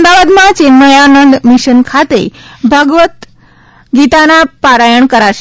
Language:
Gujarati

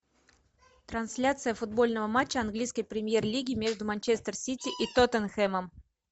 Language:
Russian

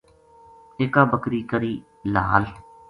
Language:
Gujari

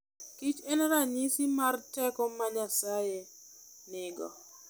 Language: Luo (Kenya and Tanzania)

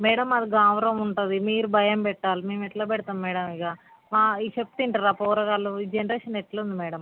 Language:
Telugu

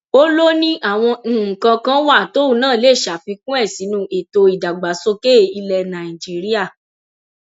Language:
Yoruba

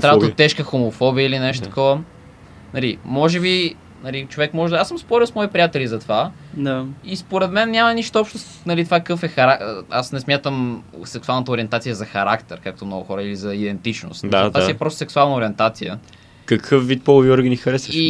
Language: Bulgarian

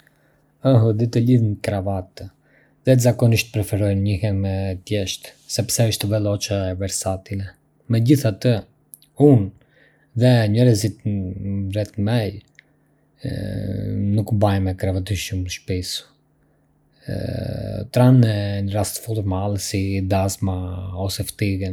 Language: Arbëreshë Albanian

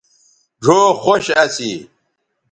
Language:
Bateri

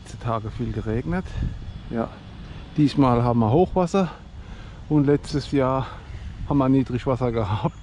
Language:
German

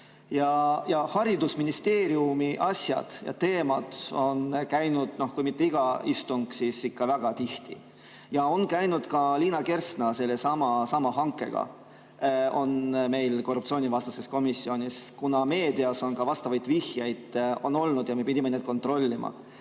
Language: Estonian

